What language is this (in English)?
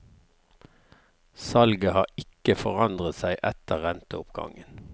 Norwegian